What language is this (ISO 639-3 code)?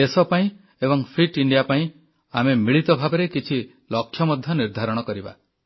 ori